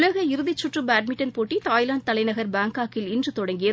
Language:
Tamil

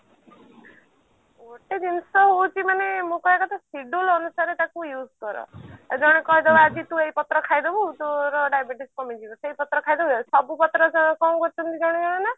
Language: Odia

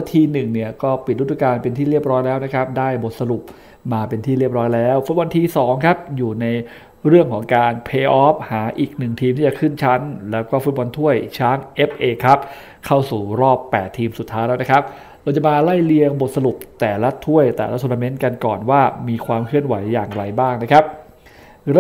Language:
Thai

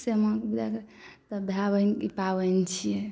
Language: Maithili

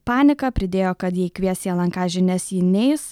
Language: Lithuanian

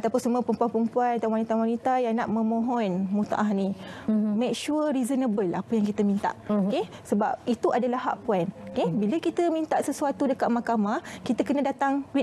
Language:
Malay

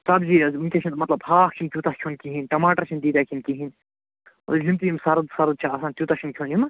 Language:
Kashmiri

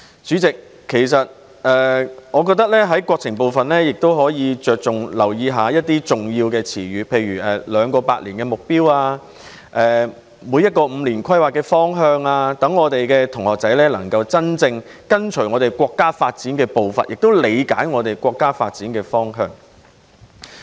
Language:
Cantonese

